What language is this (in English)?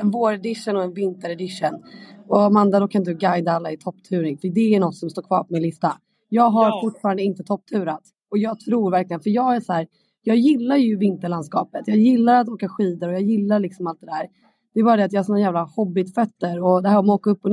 Swedish